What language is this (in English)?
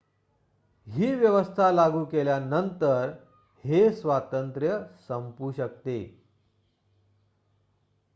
Marathi